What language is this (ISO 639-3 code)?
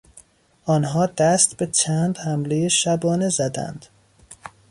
fas